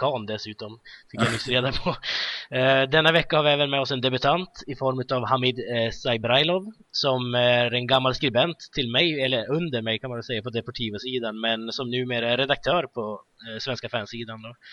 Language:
Swedish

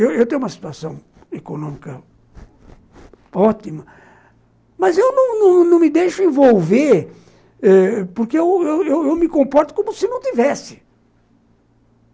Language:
Portuguese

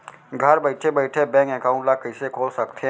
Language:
Chhattisgarhi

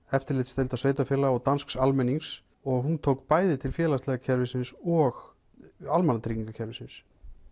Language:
Icelandic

